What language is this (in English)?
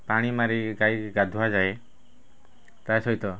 Odia